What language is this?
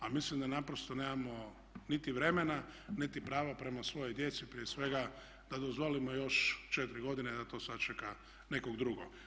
Croatian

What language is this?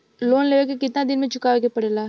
Bhojpuri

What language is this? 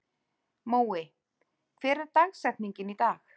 Icelandic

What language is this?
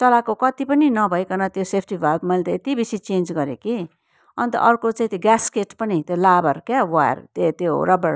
Nepali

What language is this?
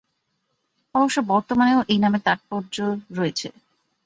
Bangla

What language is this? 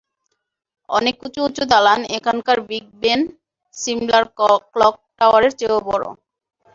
Bangla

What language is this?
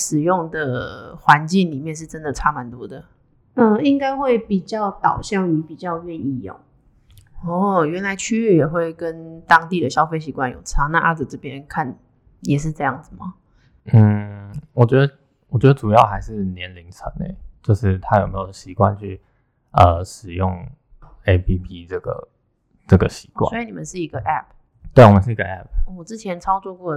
Chinese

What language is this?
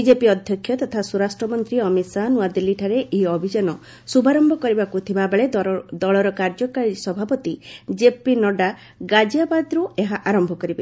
Odia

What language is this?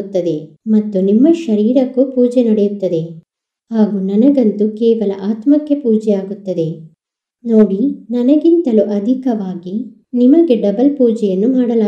Romanian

